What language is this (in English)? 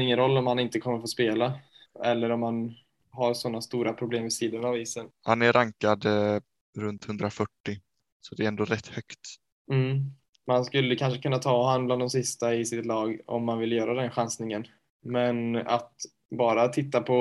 Swedish